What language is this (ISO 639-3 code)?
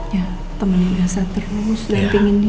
ind